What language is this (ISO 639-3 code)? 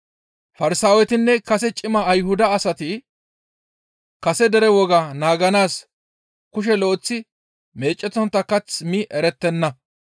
gmv